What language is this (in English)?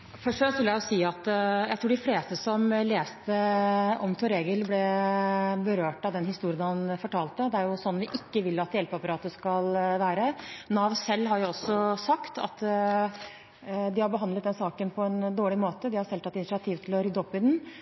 Norwegian